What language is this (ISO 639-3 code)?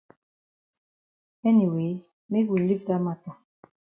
wes